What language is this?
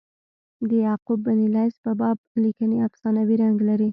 Pashto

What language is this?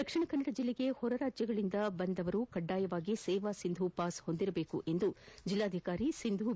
Kannada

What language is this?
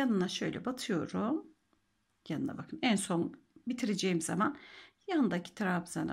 Turkish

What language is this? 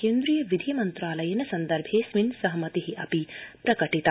Sanskrit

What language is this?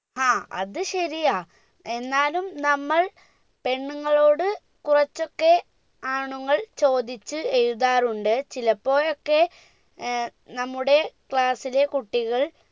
Malayalam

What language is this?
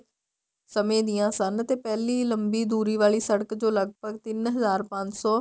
Punjabi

